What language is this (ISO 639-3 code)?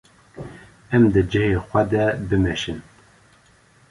kur